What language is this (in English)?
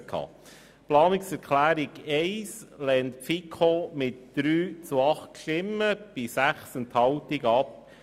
Swiss German